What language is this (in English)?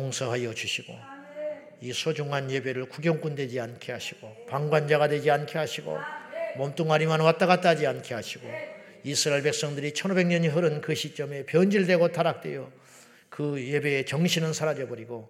Korean